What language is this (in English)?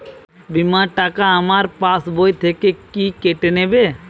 Bangla